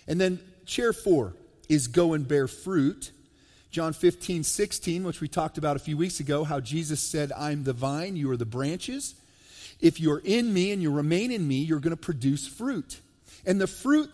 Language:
English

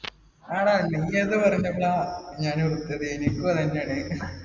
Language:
Malayalam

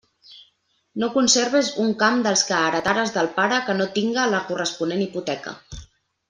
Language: Catalan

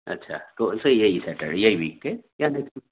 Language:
Urdu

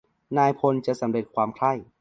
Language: Thai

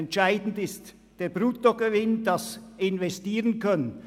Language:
Swiss German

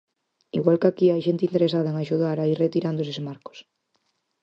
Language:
Galician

